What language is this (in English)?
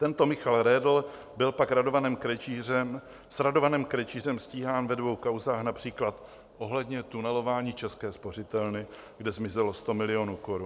Czech